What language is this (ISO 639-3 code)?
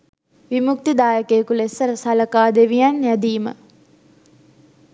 sin